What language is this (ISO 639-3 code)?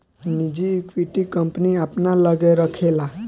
bho